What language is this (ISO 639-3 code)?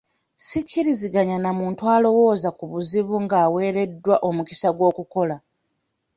lug